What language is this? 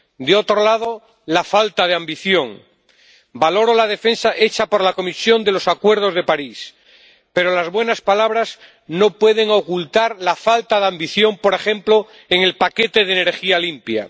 Spanish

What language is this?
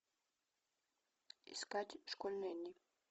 Russian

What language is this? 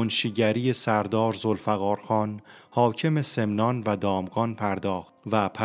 Persian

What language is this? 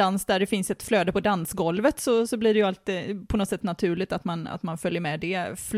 Swedish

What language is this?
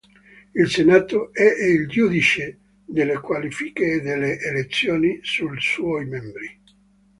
Italian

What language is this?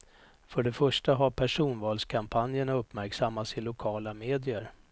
Swedish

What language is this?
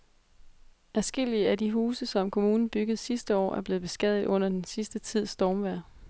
Danish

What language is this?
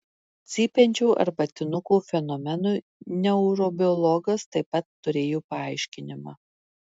Lithuanian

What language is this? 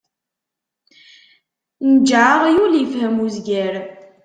Kabyle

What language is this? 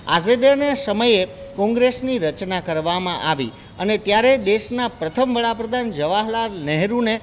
Gujarati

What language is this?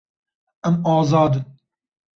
Kurdish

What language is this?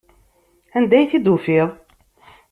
Kabyle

